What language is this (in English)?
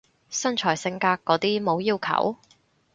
Cantonese